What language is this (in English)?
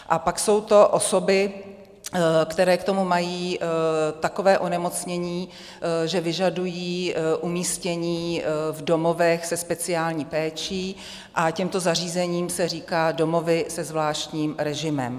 Czech